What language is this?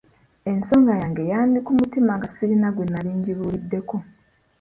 Ganda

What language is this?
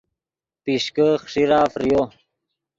Yidgha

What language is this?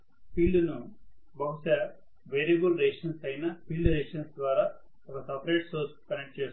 Telugu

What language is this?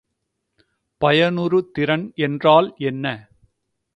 Tamil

